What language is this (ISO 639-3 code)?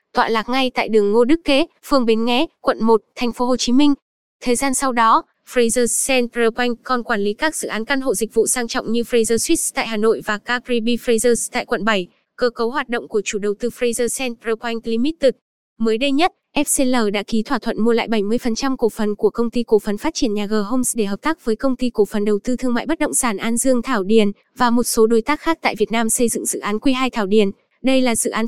vie